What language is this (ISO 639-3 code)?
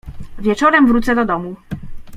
pol